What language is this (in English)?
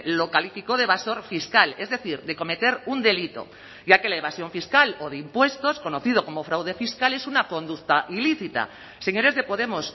Spanish